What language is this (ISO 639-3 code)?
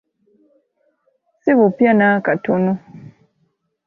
lug